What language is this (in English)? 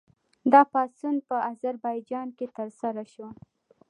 Pashto